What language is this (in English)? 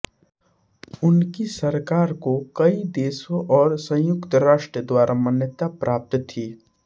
Hindi